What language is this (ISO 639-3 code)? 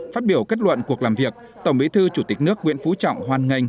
vie